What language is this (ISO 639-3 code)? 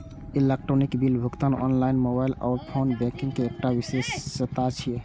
mai